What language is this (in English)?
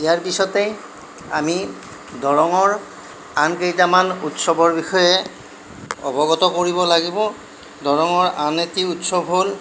Assamese